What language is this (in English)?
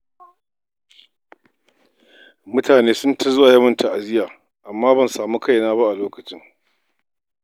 Hausa